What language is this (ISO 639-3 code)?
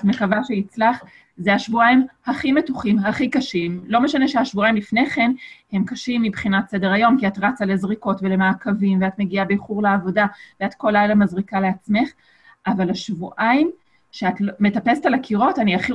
heb